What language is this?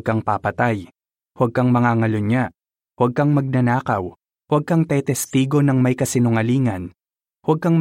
Filipino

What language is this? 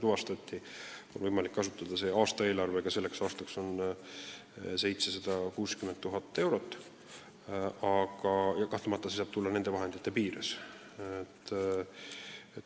Estonian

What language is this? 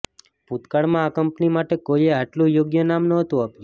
Gujarati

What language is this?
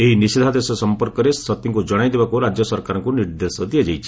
Odia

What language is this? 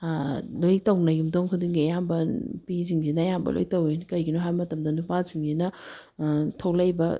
Manipuri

